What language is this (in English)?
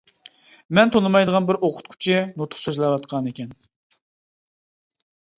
Uyghur